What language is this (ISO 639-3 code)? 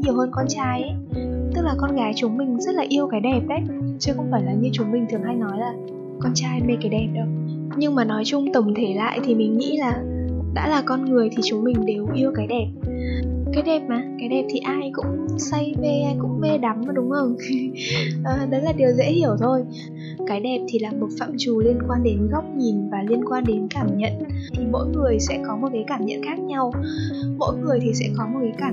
vie